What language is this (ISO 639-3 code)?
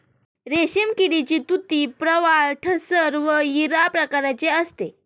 mar